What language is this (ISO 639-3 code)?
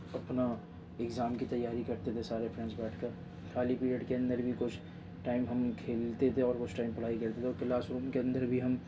urd